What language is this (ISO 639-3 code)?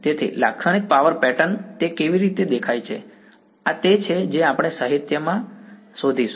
guj